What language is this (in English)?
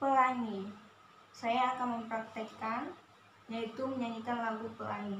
Indonesian